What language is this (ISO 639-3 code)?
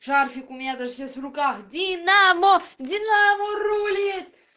rus